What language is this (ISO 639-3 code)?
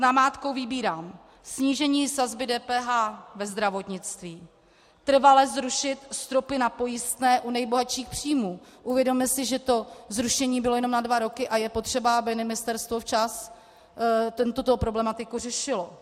ces